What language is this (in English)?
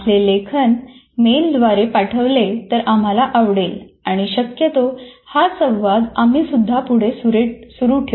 Marathi